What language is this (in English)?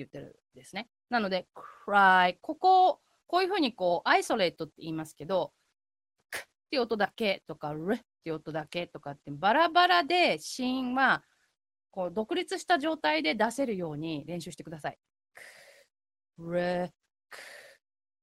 Japanese